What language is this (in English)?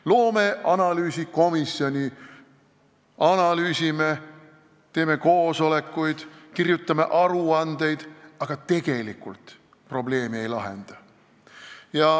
Estonian